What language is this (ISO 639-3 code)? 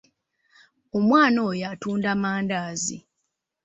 lug